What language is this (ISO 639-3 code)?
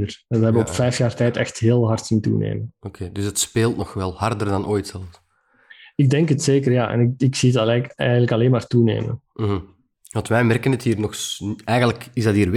nld